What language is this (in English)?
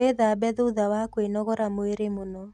Kikuyu